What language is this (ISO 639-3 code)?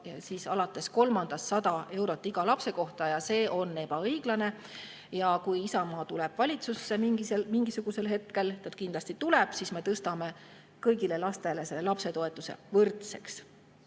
est